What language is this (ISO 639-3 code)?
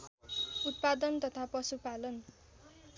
nep